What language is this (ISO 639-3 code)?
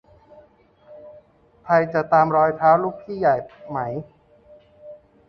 tha